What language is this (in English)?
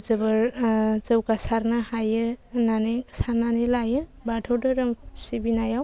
Bodo